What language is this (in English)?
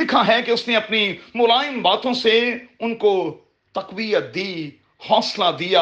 Urdu